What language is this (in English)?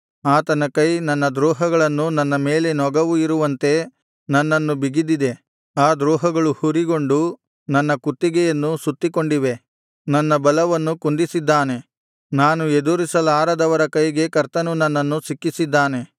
Kannada